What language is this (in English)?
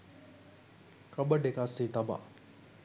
Sinhala